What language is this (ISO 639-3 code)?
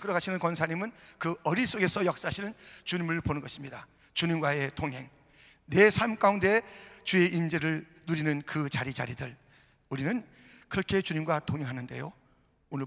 kor